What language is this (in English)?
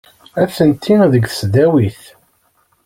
Kabyle